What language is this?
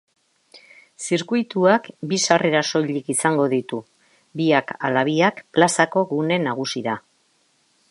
Basque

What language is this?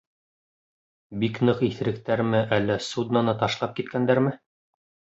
Bashkir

